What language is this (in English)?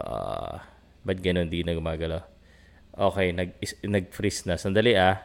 Filipino